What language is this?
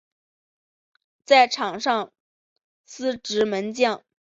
Chinese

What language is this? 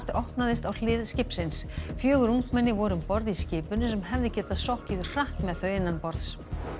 Icelandic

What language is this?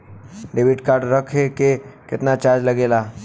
Bhojpuri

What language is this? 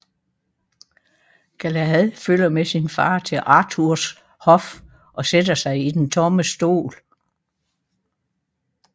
Danish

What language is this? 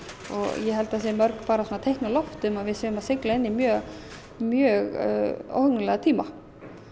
Icelandic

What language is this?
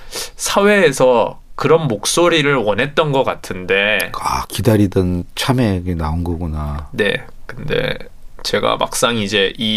Korean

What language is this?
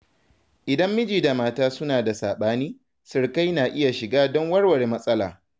Hausa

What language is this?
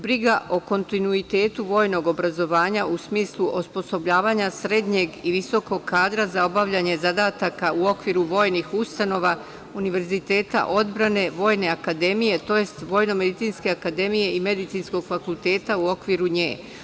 Serbian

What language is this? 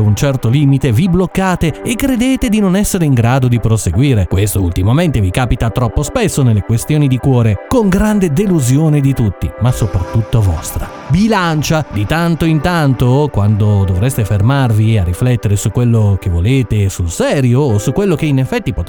Italian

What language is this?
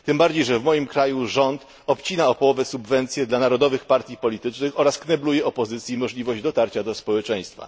Polish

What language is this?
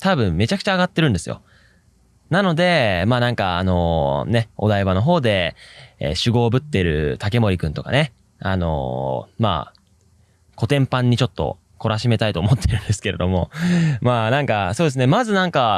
Japanese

